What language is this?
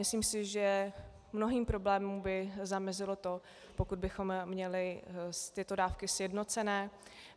Czech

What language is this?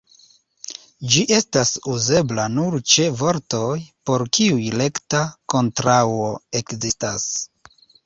Esperanto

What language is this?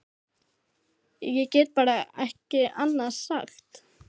Icelandic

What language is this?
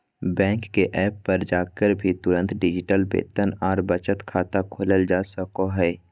Magahi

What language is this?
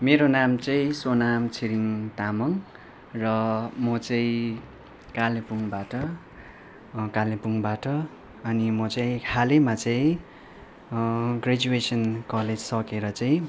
Nepali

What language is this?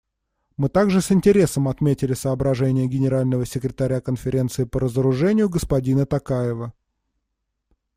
Russian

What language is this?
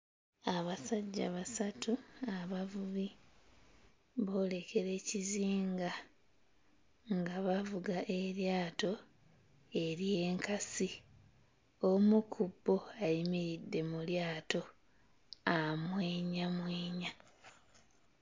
Ganda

